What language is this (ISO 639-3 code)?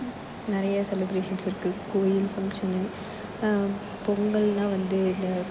tam